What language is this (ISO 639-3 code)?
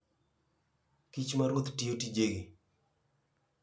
luo